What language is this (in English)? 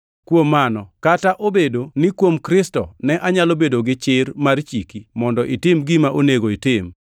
Luo (Kenya and Tanzania)